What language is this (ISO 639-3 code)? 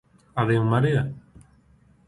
glg